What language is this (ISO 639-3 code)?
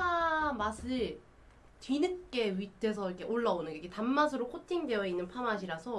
kor